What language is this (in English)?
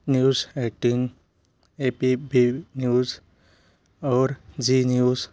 Hindi